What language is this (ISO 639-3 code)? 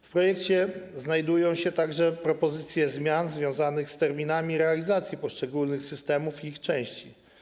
pol